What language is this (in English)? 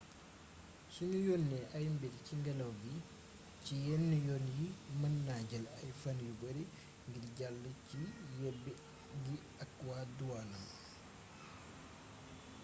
Wolof